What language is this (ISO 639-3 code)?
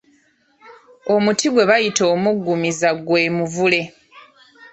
lug